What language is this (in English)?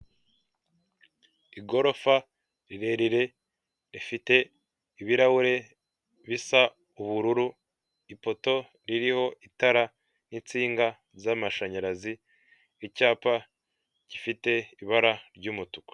Kinyarwanda